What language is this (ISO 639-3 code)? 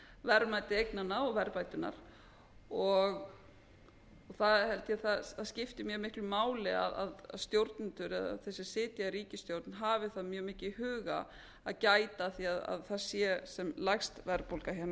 isl